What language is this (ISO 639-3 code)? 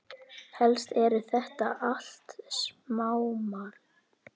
isl